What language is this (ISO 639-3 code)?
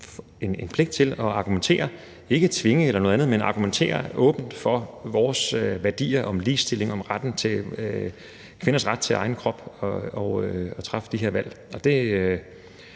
dan